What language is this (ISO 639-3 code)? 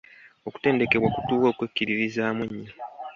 lug